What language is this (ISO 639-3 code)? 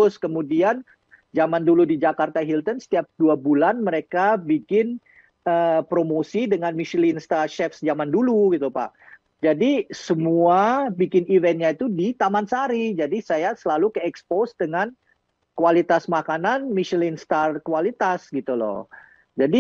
ind